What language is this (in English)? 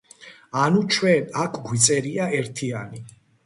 Georgian